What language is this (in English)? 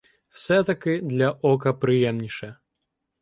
Ukrainian